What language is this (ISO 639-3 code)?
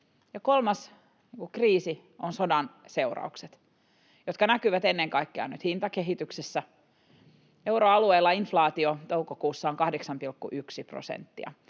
fin